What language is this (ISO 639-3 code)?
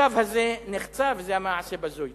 heb